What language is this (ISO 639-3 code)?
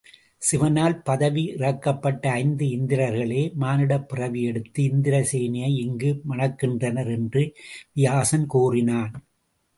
tam